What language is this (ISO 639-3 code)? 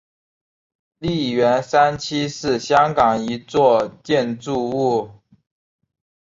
zho